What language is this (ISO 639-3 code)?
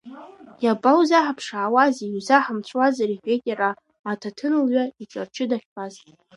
abk